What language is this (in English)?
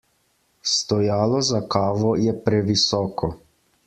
Slovenian